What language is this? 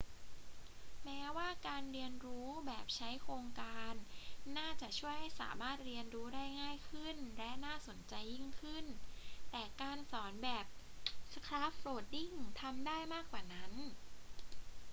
Thai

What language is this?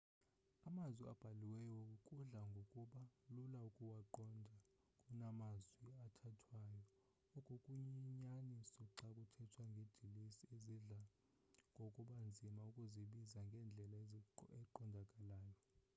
Xhosa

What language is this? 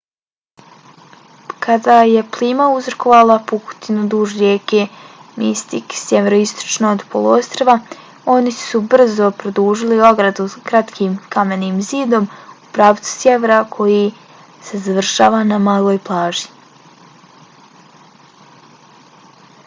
Bosnian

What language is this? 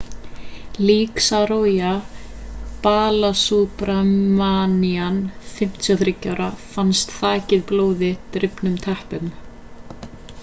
Icelandic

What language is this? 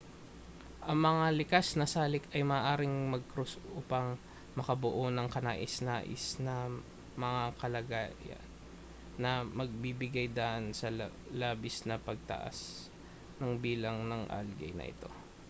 Filipino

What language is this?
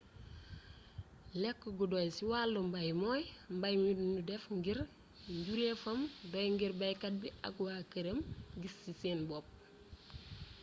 Wolof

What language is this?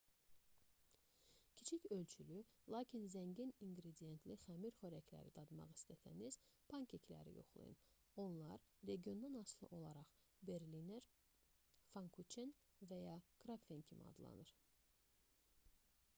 Azerbaijani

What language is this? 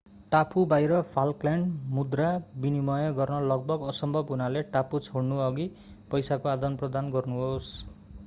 Nepali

